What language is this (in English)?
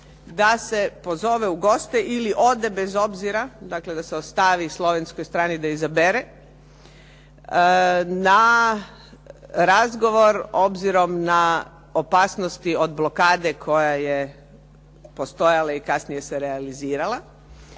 Croatian